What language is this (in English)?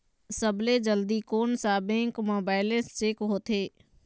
Chhattisgarhi